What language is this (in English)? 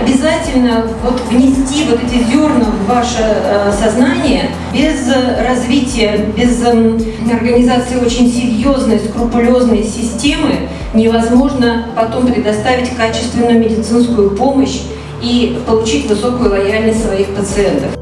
Russian